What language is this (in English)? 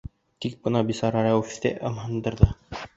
Bashkir